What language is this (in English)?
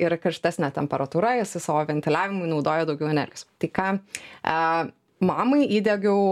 Lithuanian